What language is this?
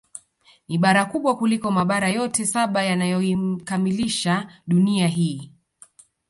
Swahili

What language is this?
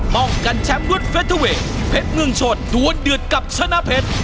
Thai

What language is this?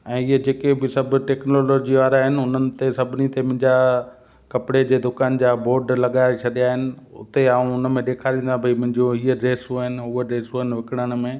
Sindhi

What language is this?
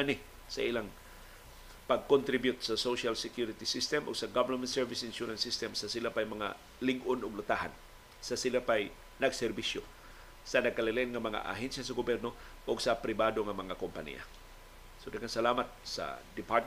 Filipino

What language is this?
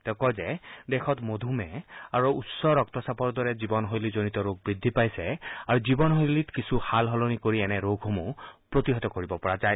Assamese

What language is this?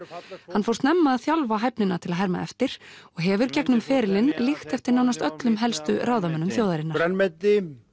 Icelandic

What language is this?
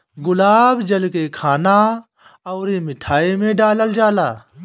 Bhojpuri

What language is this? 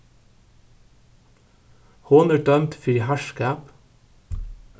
Faroese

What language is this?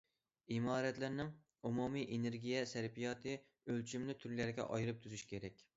Uyghur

